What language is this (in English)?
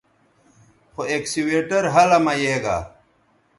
Bateri